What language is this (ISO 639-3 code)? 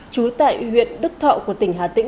vie